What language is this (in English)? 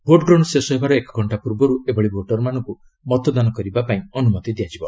Odia